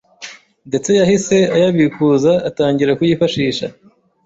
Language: Kinyarwanda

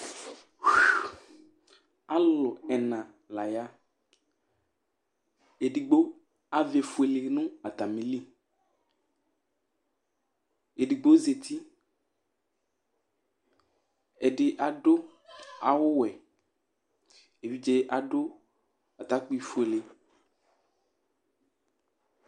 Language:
Ikposo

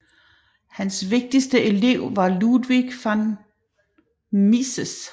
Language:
Danish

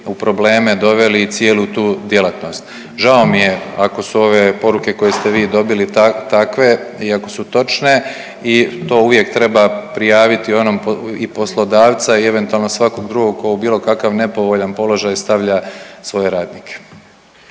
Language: Croatian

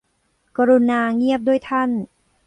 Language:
Thai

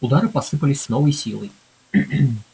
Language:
Russian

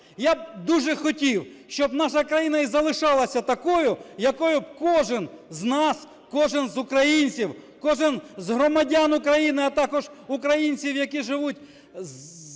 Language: Ukrainian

